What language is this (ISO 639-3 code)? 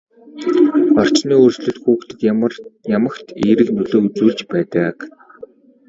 mon